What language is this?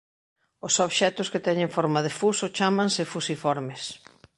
Galician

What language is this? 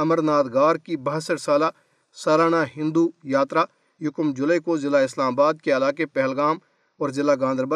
Urdu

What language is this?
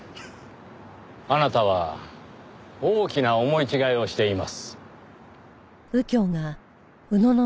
Japanese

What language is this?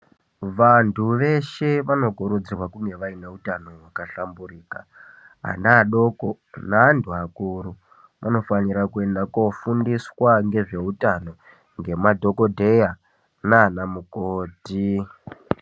Ndau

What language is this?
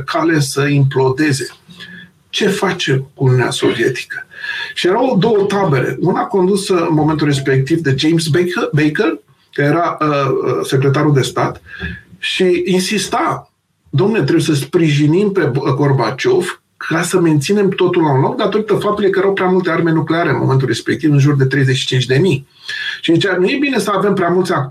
Romanian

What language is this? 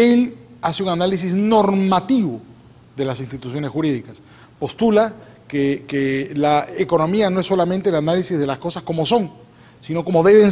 Spanish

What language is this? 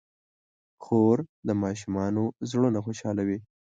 Pashto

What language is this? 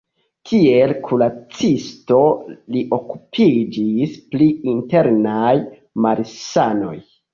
Esperanto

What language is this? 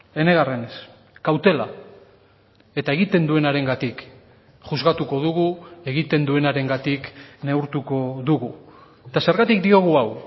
Basque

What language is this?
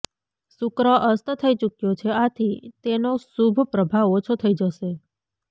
Gujarati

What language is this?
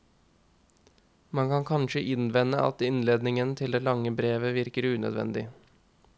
Norwegian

